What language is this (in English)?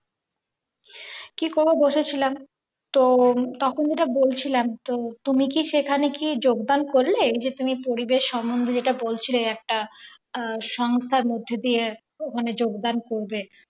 Bangla